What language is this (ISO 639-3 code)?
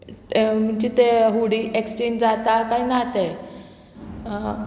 kok